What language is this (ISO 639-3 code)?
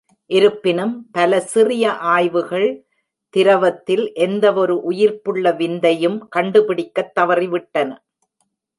tam